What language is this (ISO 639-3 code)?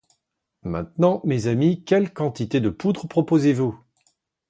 fra